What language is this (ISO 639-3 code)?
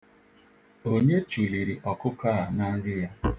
ibo